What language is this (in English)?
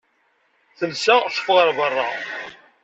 Kabyle